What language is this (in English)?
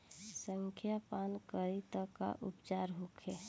Bhojpuri